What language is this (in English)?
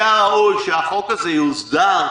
Hebrew